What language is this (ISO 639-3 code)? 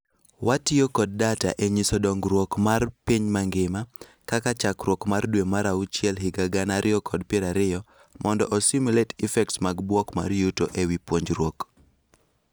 luo